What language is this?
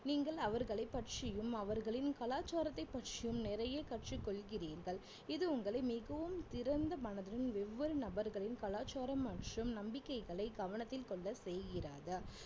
Tamil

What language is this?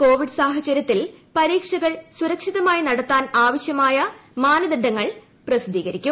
Malayalam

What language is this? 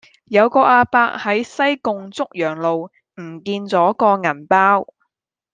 Cantonese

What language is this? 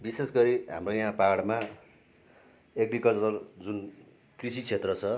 Nepali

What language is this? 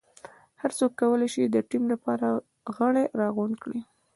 Pashto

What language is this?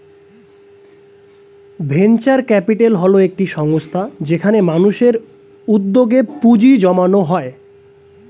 Bangla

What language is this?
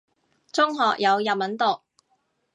Cantonese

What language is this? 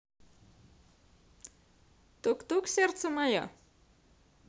Russian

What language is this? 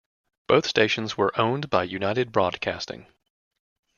English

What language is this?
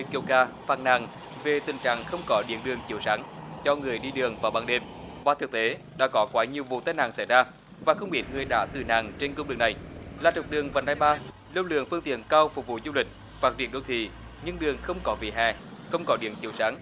Vietnamese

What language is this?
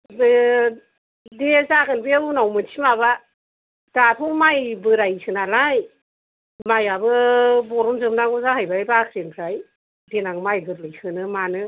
Bodo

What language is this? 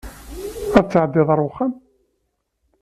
Kabyle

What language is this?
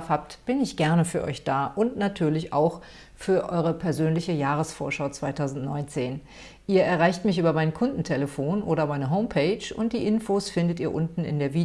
German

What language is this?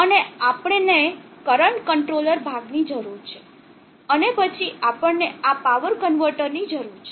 Gujarati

